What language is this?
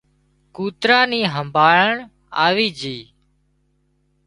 Wadiyara Koli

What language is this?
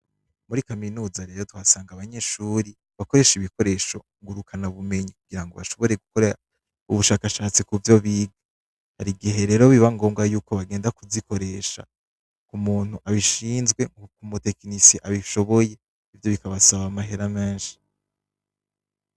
Rundi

